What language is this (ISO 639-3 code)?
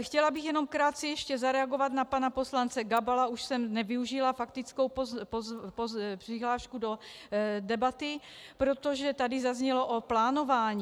ces